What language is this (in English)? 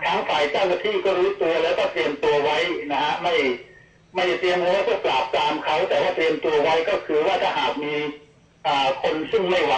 Thai